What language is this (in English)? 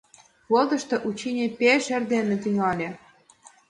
Mari